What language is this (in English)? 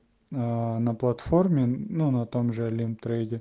Russian